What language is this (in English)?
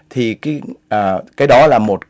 Vietnamese